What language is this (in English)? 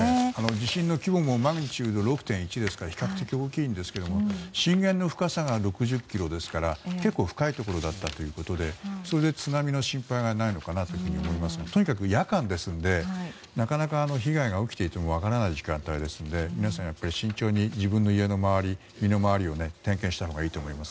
Japanese